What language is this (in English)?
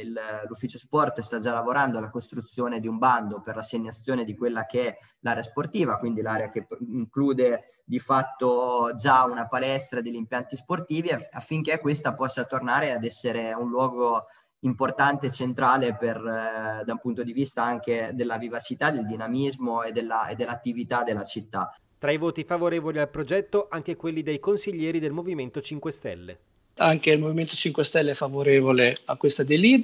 Italian